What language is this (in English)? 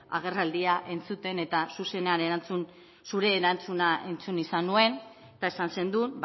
Basque